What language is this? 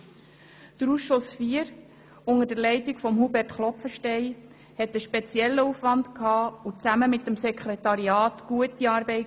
Swiss German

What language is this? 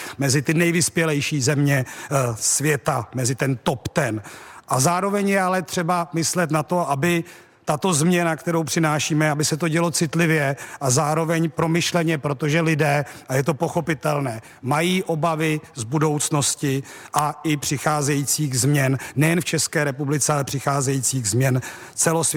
Czech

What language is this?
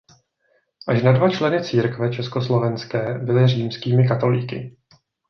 Czech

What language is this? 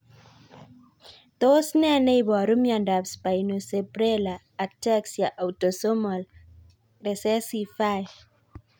Kalenjin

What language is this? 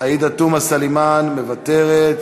Hebrew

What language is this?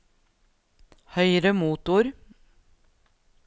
Norwegian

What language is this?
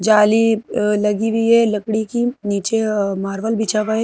Hindi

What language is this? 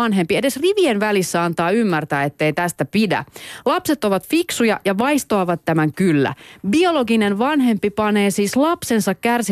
Finnish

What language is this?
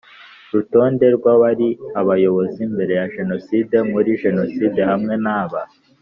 Kinyarwanda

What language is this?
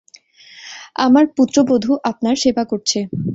Bangla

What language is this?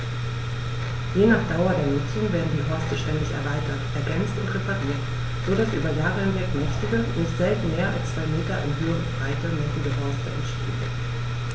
German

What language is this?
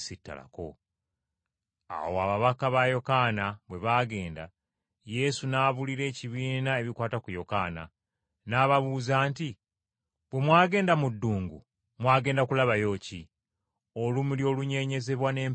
Ganda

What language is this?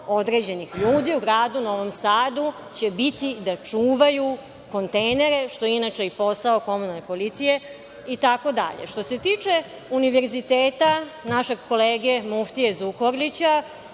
Serbian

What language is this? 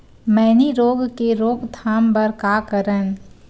Chhattisgarhi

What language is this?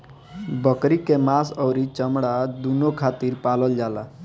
Bhojpuri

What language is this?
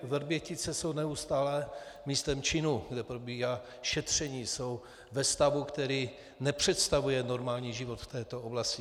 Czech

